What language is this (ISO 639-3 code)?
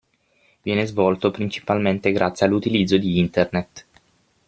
ita